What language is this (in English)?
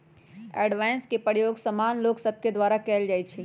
Magahi